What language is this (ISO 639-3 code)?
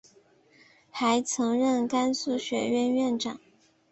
zho